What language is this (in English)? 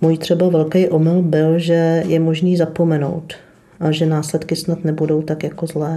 Czech